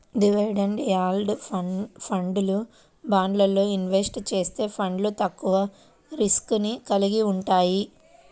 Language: Telugu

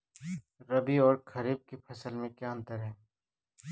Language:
Hindi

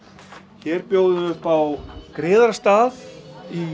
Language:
Icelandic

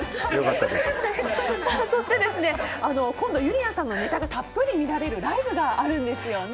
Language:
Japanese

